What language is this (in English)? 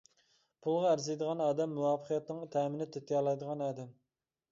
Uyghur